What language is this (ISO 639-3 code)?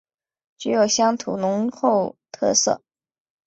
zho